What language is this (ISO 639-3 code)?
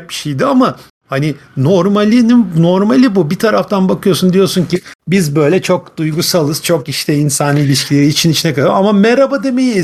tur